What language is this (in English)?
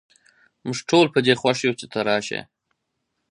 Pashto